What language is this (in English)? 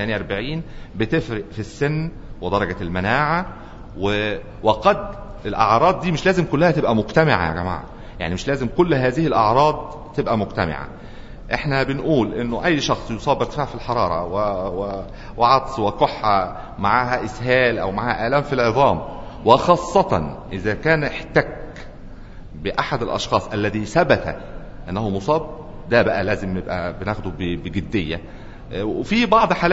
Arabic